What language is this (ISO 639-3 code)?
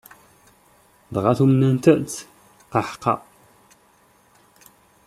kab